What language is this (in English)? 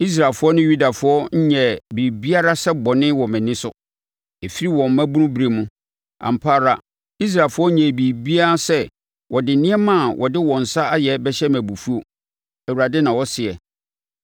Akan